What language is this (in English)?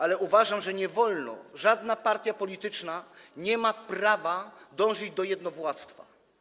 Polish